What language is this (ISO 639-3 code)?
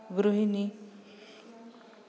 san